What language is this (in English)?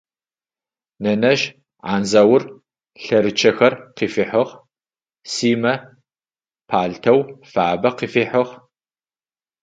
Adyghe